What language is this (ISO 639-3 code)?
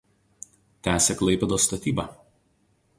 lit